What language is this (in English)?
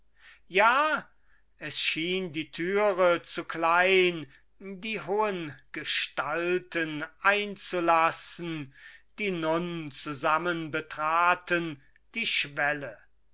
German